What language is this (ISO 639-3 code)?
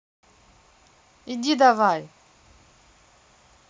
rus